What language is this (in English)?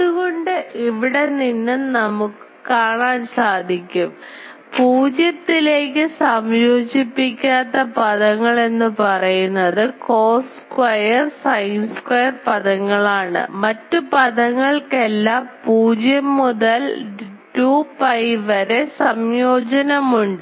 Malayalam